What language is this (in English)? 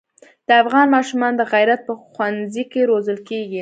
Pashto